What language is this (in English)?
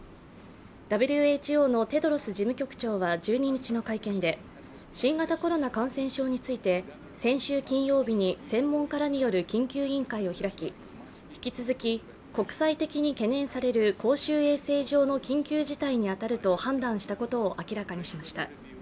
Japanese